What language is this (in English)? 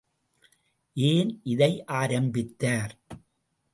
Tamil